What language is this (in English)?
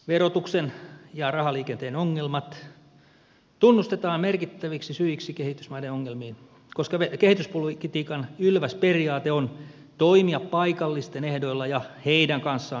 Finnish